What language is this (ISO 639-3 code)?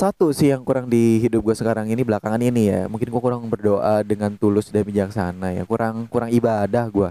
ind